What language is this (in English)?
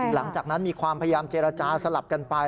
Thai